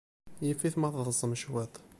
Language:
Kabyle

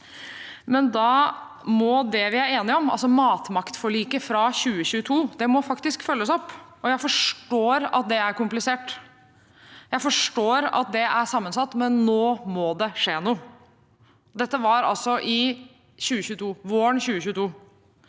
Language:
Norwegian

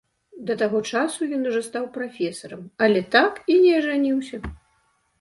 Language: Belarusian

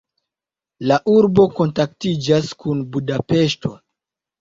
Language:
Esperanto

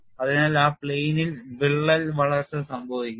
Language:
Malayalam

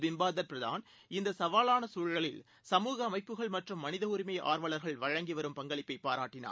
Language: Tamil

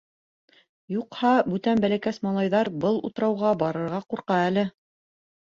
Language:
Bashkir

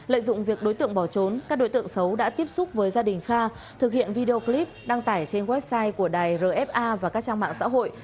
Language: Vietnamese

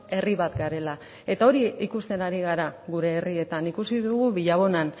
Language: Basque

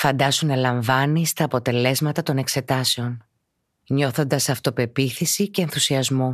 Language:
Greek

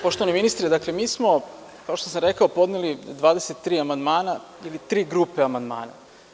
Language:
Serbian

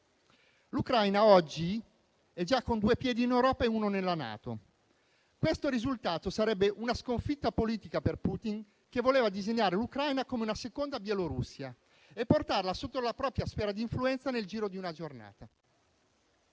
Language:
Italian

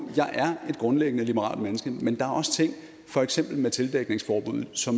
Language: Danish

